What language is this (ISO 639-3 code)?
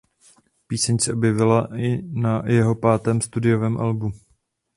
ces